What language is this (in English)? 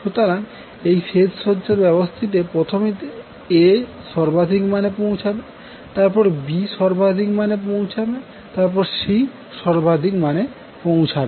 Bangla